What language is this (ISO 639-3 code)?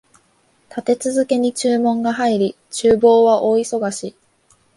jpn